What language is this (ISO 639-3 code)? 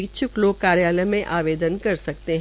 hin